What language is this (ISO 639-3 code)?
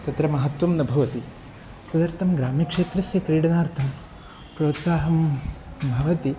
san